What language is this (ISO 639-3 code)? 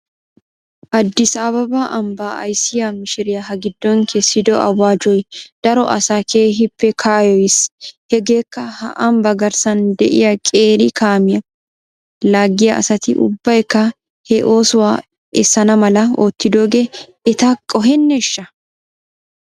wal